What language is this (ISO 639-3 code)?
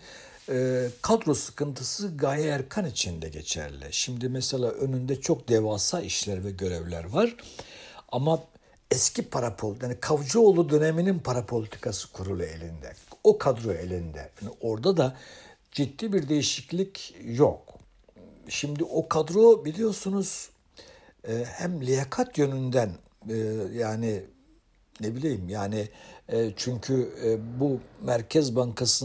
tur